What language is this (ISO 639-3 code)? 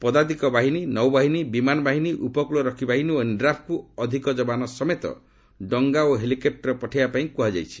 ori